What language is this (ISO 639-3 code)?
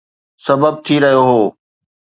snd